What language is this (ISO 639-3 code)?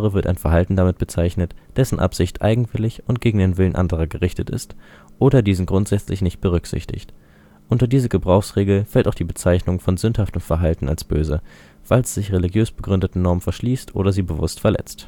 deu